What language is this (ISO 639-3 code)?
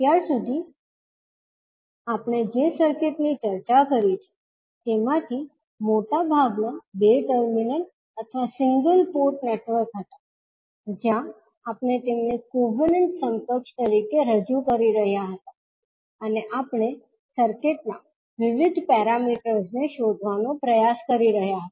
guj